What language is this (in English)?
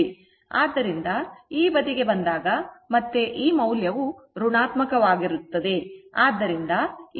Kannada